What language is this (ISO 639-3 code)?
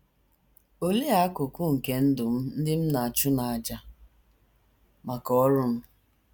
ibo